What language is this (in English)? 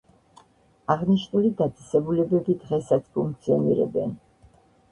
Georgian